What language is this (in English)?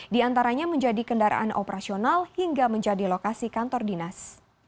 Indonesian